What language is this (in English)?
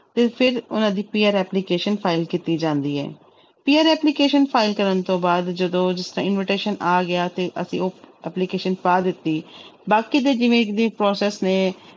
Punjabi